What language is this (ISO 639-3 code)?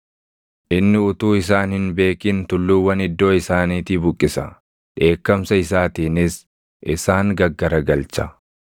orm